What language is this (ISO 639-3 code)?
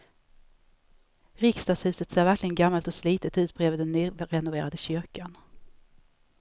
swe